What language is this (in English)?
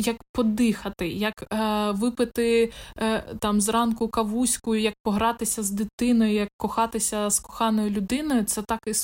Ukrainian